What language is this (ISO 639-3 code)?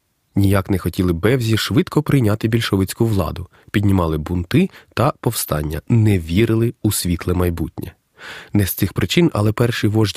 ukr